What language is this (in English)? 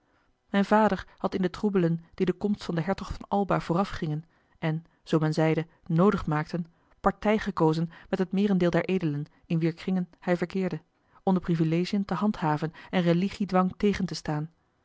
Dutch